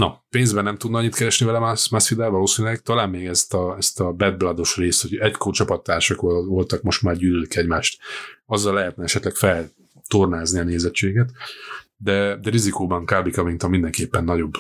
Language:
Hungarian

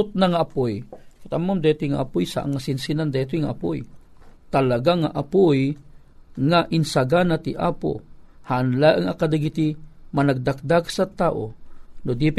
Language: Filipino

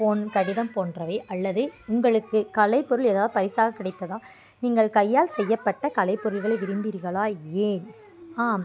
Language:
Tamil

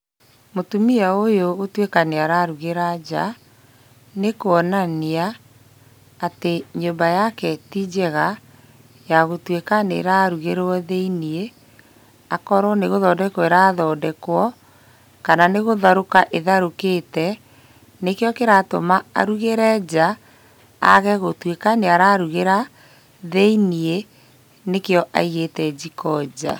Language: Kikuyu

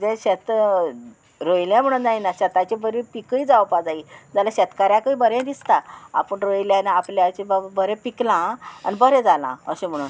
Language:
Konkani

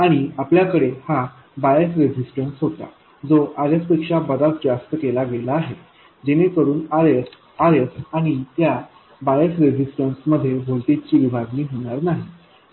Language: Marathi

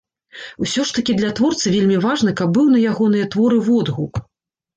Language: Belarusian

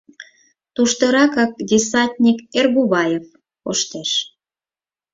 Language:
Mari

